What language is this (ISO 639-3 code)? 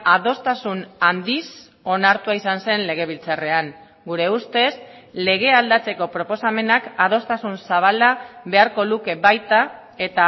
eus